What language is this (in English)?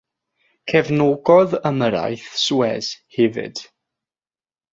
Welsh